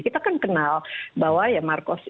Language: Indonesian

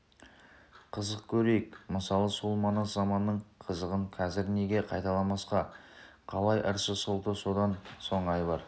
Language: Kazakh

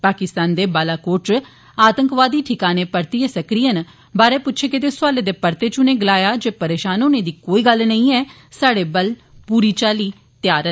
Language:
Dogri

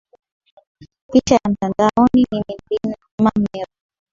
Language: Swahili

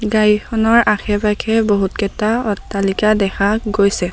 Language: Assamese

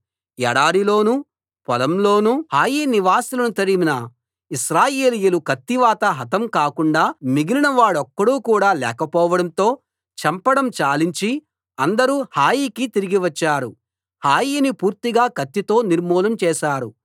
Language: Telugu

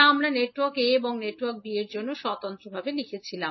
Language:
Bangla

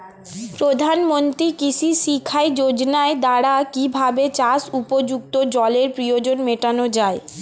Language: Bangla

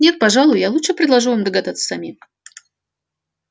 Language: Russian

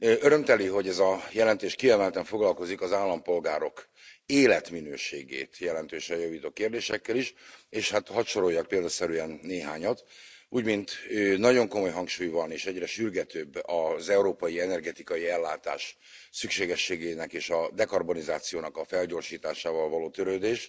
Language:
Hungarian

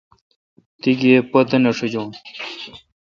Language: Kalkoti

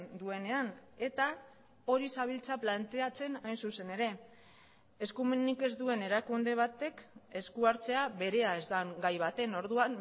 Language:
Basque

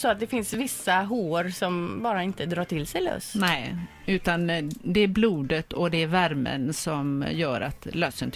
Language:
Swedish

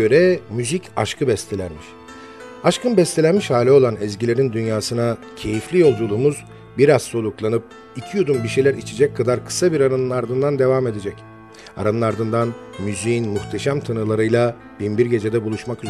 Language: Turkish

